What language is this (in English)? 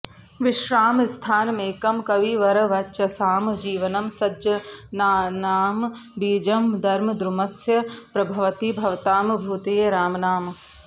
Sanskrit